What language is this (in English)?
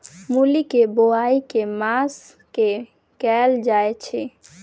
Maithili